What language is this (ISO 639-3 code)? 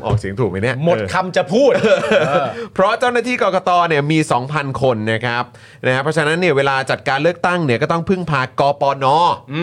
tha